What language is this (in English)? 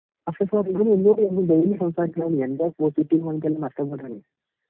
Malayalam